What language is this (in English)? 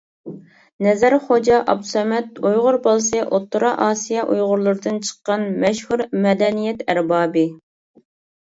Uyghur